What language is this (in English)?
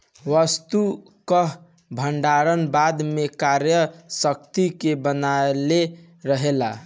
Bhojpuri